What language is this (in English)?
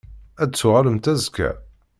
Kabyle